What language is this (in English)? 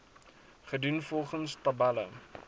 Afrikaans